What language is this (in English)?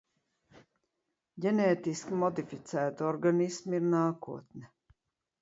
Latvian